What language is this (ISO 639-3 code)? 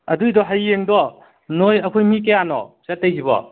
mni